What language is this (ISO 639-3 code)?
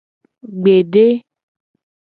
gej